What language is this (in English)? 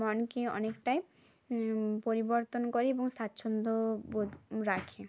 Bangla